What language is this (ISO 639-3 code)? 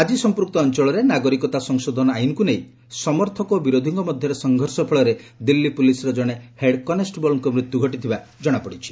ori